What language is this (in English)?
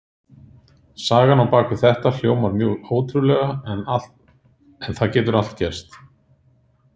Icelandic